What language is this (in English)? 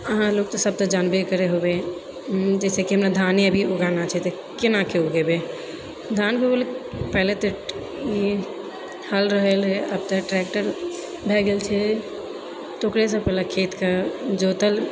Maithili